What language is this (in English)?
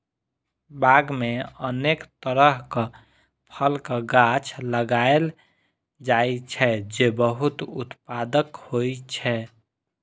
Maithili